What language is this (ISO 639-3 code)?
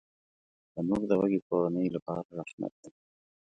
pus